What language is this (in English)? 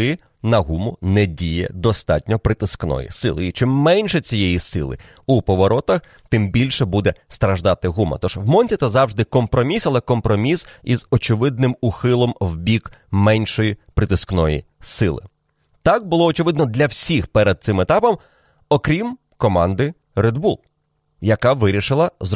Ukrainian